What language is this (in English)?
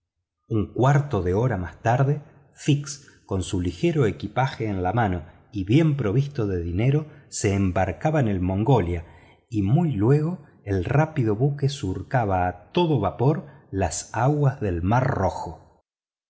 Spanish